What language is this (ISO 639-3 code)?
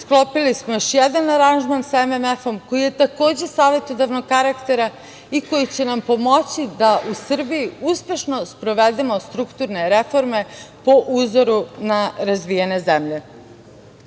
srp